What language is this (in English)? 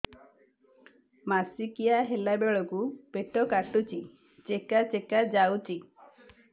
Odia